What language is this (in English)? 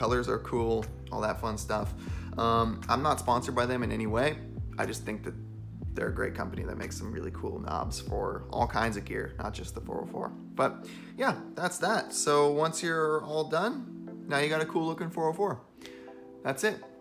English